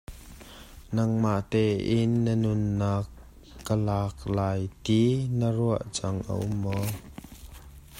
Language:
Hakha Chin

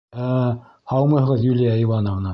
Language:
Bashkir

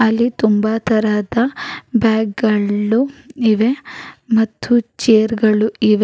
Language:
Kannada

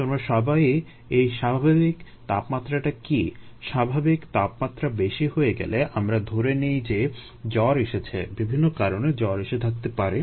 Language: Bangla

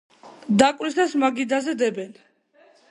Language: Georgian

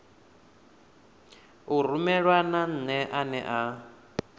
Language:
Venda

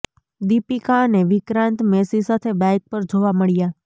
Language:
Gujarati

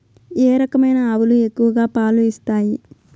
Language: Telugu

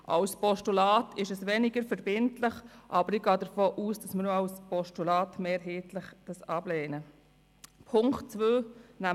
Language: Swiss German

